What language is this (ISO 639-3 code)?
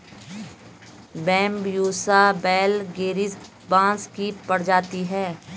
hin